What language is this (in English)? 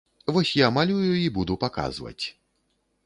Belarusian